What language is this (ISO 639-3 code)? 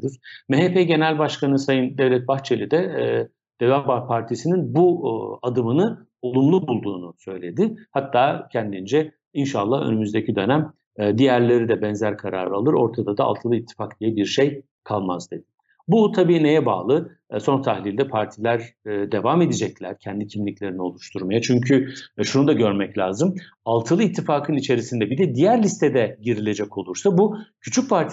tur